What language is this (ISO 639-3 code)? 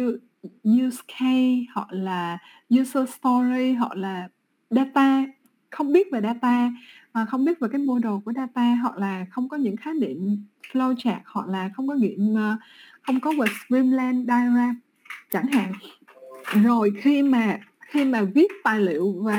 vie